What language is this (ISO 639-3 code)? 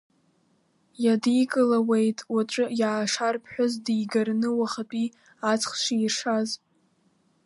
abk